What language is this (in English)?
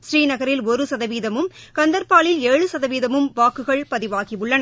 Tamil